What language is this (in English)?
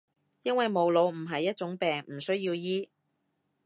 Cantonese